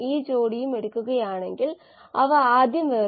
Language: Malayalam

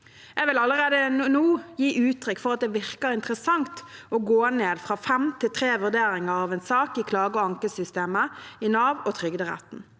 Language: Norwegian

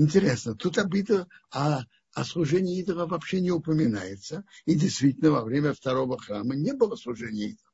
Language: Russian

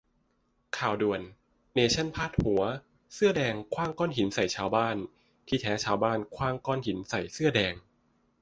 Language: Thai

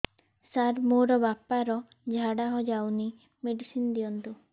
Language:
Odia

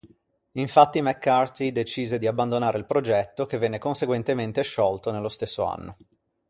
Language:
Italian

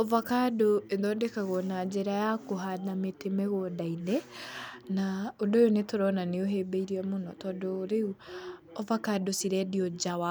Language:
Kikuyu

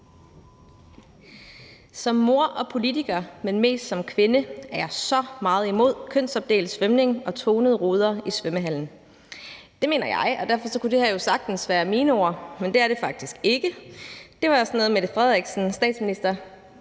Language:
Danish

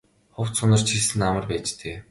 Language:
Mongolian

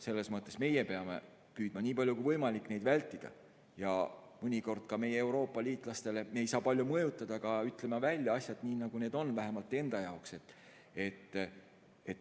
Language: Estonian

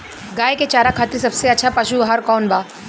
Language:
Bhojpuri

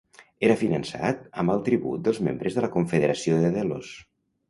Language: Catalan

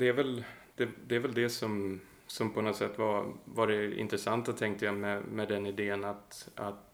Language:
Swedish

